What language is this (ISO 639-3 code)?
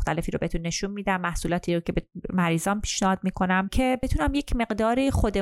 fas